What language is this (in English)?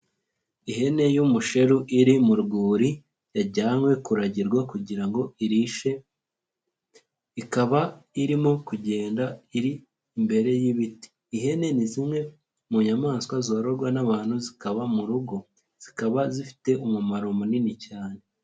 Kinyarwanda